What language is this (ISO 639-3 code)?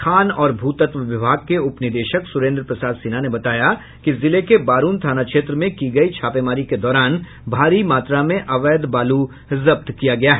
hin